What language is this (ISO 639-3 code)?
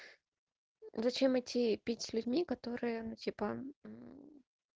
rus